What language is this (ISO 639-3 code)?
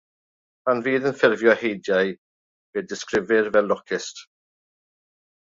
cym